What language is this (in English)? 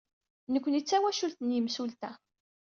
Kabyle